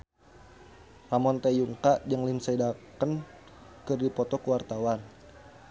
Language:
Sundanese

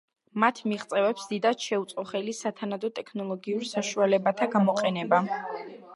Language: Georgian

